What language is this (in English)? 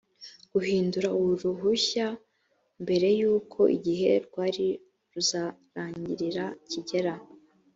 Kinyarwanda